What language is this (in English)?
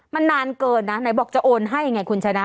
Thai